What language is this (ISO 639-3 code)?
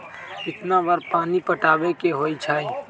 mag